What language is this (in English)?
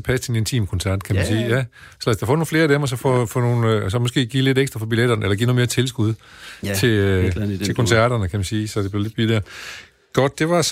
Danish